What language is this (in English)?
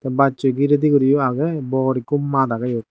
Chakma